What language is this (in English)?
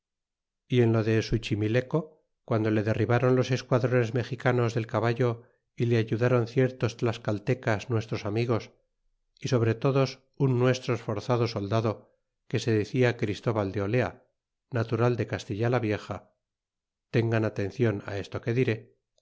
Spanish